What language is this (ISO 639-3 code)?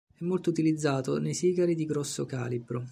ita